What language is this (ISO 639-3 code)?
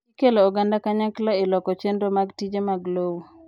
luo